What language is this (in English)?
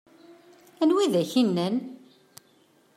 Kabyle